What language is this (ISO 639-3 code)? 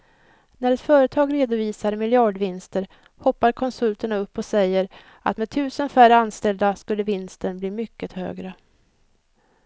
swe